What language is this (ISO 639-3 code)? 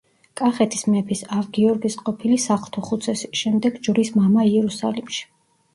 kat